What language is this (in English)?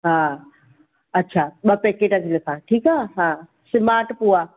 Sindhi